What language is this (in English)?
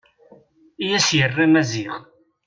Kabyle